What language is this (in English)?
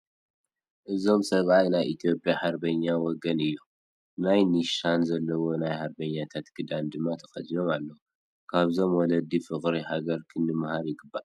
Tigrinya